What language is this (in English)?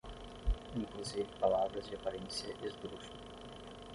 Portuguese